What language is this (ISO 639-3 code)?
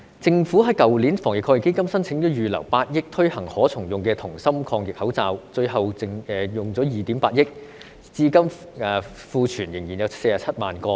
yue